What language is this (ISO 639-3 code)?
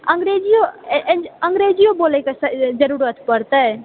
mai